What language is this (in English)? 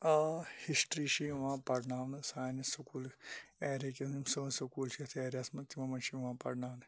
Kashmiri